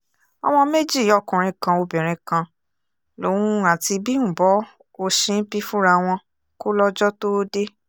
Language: Yoruba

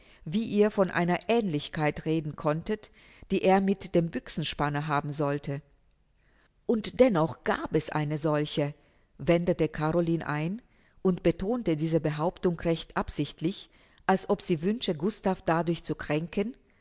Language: German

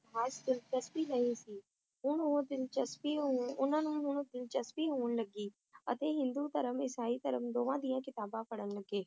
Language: Punjabi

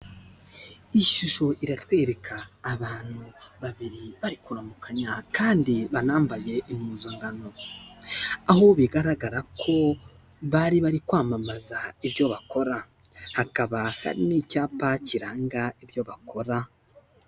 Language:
Kinyarwanda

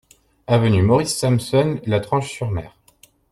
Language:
French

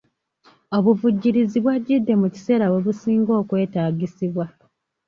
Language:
Ganda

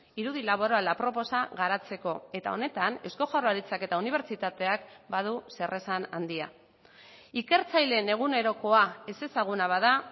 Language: Basque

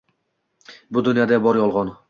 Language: Uzbek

